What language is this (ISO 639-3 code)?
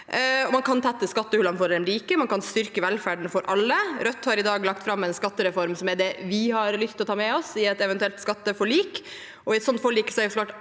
nor